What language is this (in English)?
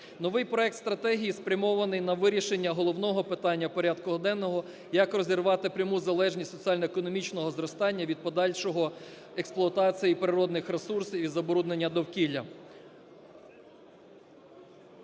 Ukrainian